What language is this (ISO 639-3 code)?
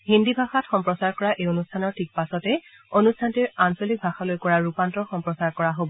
asm